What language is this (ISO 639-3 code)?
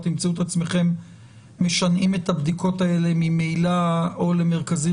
heb